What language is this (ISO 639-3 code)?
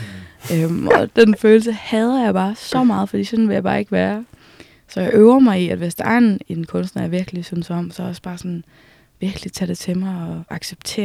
dan